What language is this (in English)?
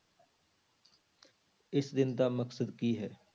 Punjabi